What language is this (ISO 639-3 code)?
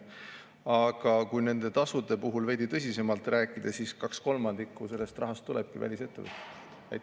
est